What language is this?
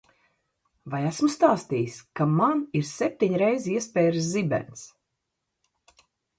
Latvian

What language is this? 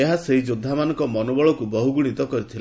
Odia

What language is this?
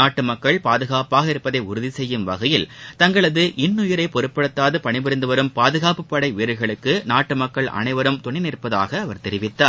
Tamil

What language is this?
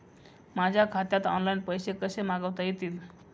Marathi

